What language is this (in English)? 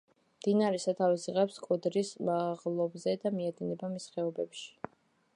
Georgian